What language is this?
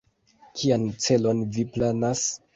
Esperanto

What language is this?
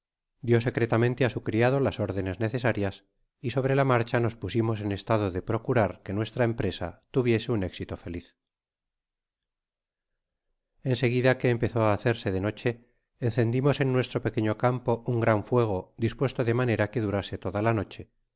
Spanish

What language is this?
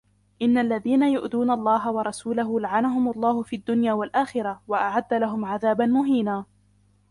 Arabic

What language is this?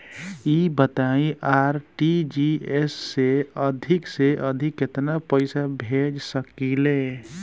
Bhojpuri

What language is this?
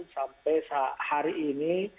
Indonesian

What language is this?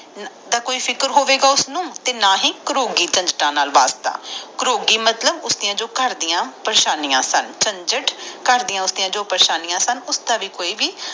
Punjabi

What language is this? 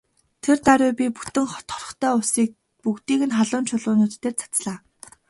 Mongolian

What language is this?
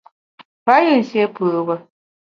Bamun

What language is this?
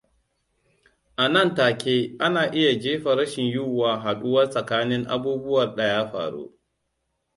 Hausa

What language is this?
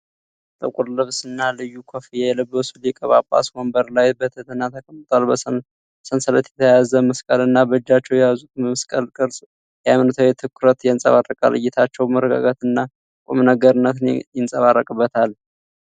Amharic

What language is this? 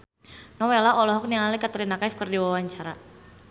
Sundanese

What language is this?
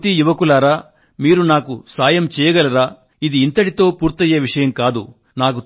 Telugu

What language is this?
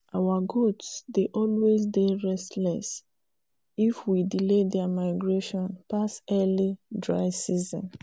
Nigerian Pidgin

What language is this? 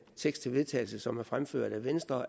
Danish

